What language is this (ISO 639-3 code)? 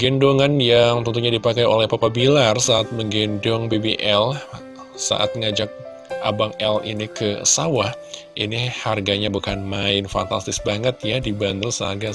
ind